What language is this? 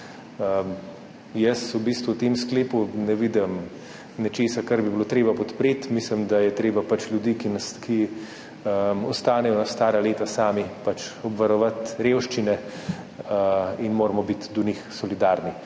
Slovenian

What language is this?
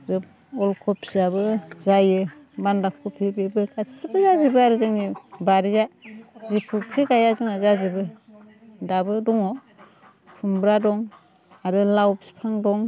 Bodo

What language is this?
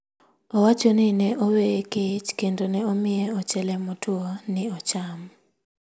Luo (Kenya and Tanzania)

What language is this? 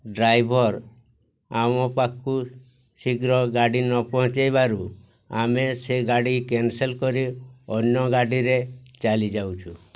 Odia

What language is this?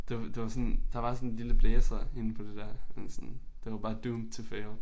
Danish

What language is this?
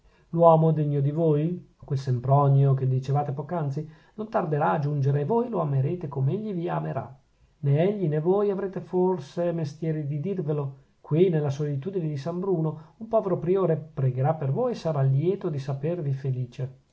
Italian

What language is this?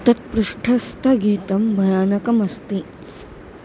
Sanskrit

